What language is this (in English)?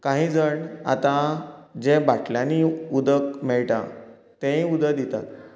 Konkani